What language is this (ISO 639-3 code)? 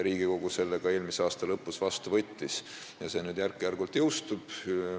est